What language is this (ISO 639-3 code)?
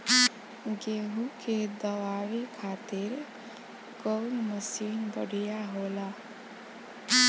bho